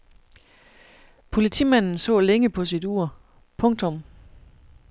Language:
Danish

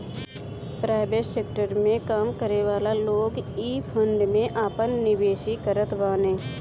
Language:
Bhojpuri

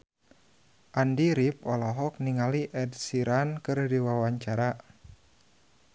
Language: Sundanese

